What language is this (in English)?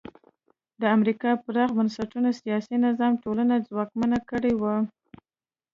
Pashto